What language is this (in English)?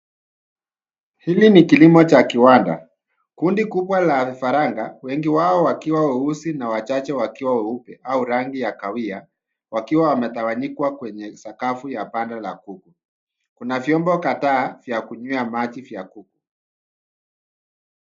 Swahili